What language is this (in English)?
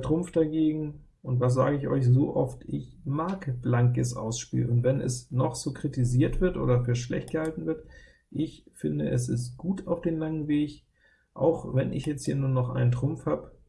German